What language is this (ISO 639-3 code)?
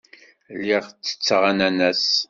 kab